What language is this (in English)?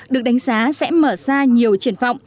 Vietnamese